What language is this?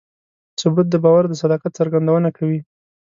Pashto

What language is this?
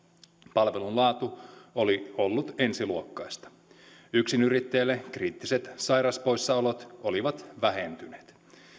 Finnish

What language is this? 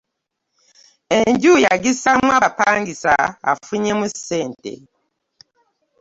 Ganda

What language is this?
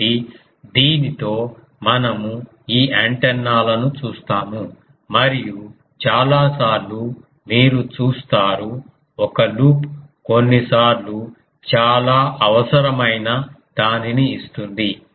Telugu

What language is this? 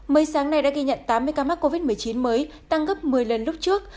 Vietnamese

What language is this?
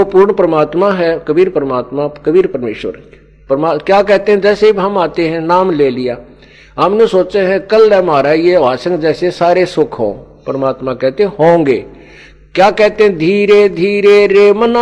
Hindi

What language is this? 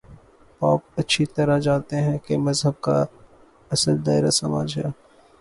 Urdu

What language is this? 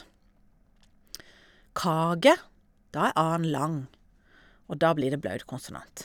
Norwegian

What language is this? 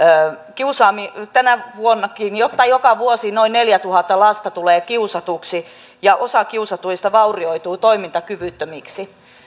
Finnish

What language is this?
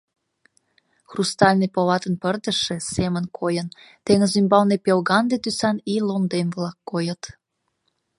Mari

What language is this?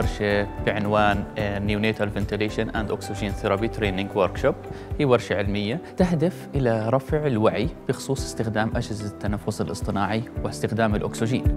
Arabic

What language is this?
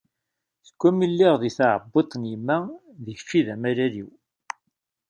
Kabyle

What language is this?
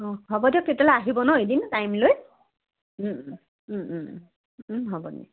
Assamese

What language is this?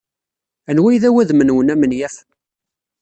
Kabyle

